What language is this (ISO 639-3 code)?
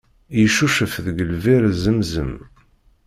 kab